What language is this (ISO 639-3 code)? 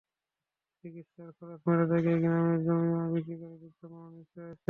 ben